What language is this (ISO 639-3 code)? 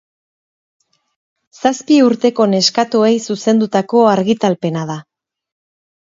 eus